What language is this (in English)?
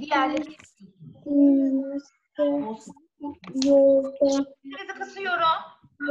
Turkish